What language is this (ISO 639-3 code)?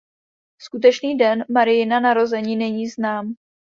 ces